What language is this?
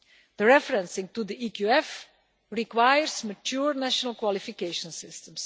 English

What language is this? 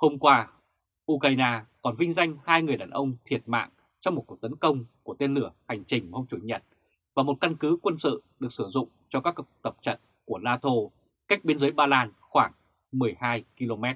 Vietnamese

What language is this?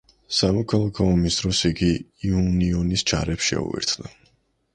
Georgian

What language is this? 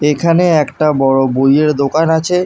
Bangla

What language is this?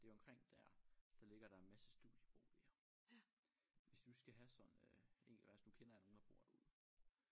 Danish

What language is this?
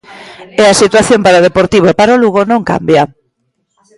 Galician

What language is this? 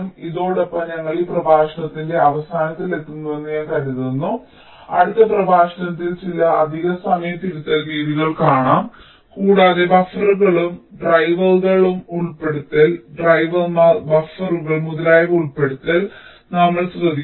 Malayalam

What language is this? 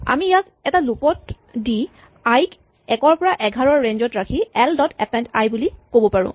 Assamese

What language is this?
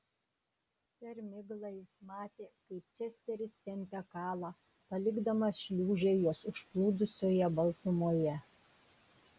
Lithuanian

